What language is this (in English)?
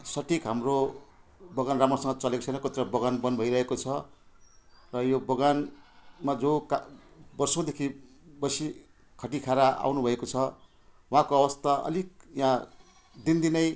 Nepali